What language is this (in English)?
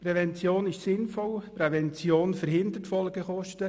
Swiss German